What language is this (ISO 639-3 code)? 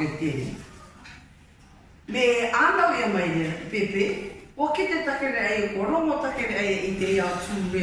mri